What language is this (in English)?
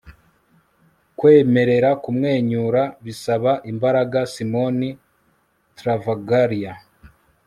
Kinyarwanda